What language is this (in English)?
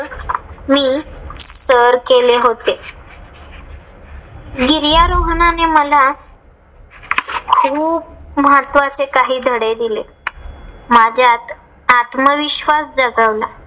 Marathi